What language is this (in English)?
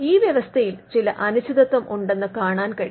Malayalam